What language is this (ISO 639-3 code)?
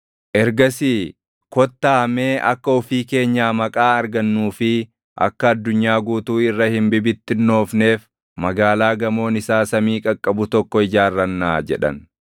orm